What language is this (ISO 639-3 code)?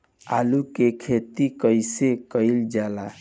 bho